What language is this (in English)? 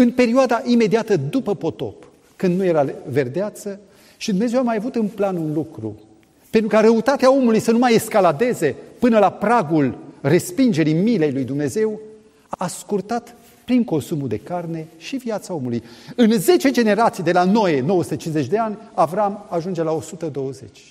Romanian